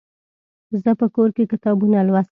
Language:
Pashto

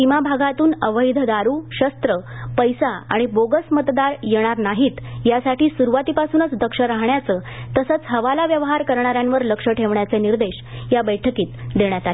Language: Marathi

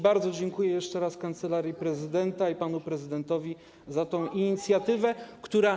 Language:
Polish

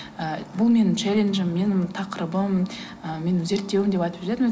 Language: Kazakh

